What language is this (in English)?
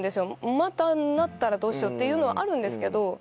Japanese